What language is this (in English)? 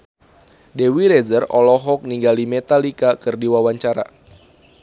Sundanese